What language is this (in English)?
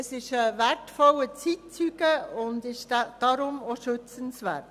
Swiss German